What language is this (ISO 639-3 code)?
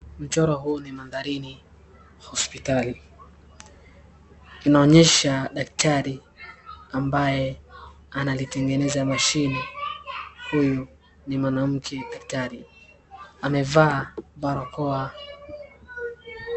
swa